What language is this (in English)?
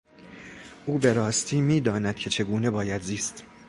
Persian